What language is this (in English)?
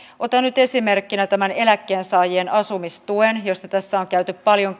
Finnish